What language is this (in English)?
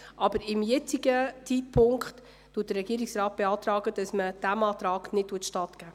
Swiss German